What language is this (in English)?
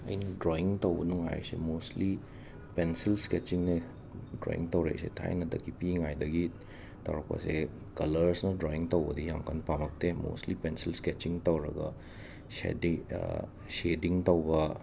Manipuri